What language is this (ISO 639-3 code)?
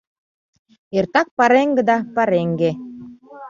chm